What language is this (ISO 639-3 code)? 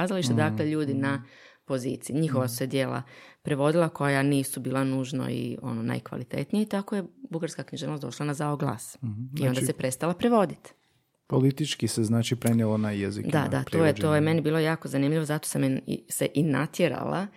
hrv